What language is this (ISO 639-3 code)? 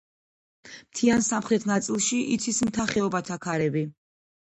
kat